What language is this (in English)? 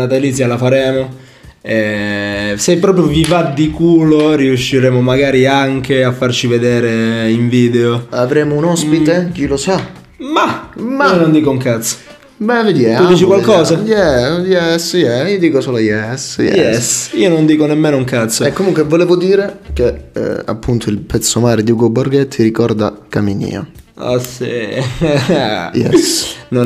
Italian